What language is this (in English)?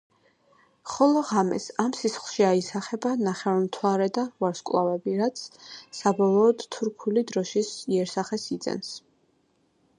Georgian